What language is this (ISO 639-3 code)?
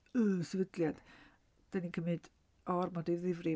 cym